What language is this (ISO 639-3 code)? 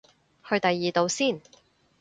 yue